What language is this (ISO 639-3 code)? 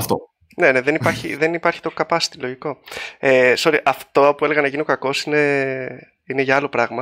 ell